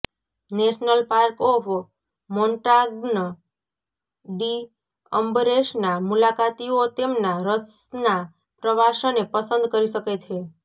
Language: Gujarati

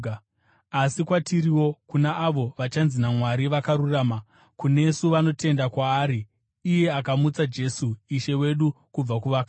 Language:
Shona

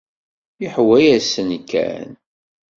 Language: Kabyle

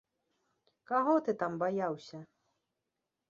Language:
Belarusian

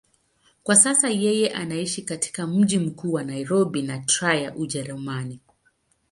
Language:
Swahili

